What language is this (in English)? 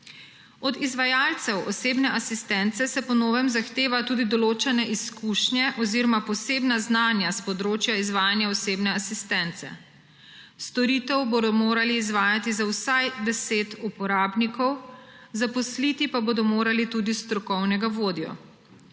Slovenian